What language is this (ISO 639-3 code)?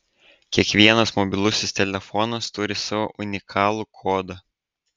lit